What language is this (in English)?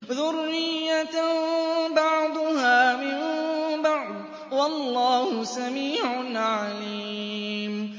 Arabic